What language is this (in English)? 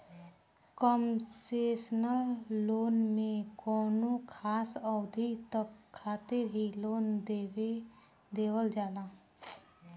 Bhojpuri